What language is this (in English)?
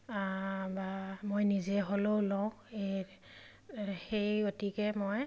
Assamese